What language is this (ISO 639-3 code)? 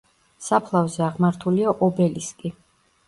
kat